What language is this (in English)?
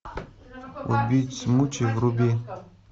Russian